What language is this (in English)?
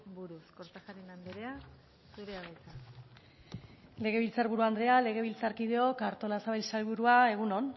Basque